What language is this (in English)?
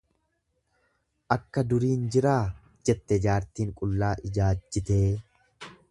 Oromo